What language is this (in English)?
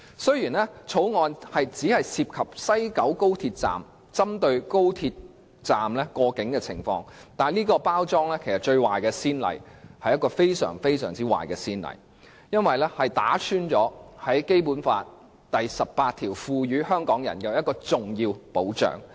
Cantonese